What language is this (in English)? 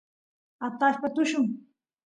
Santiago del Estero Quichua